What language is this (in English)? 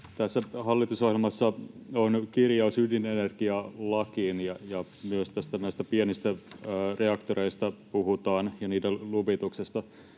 Finnish